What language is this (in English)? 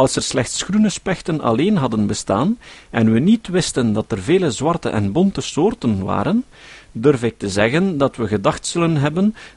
Dutch